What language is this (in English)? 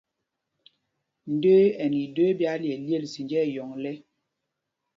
Mpumpong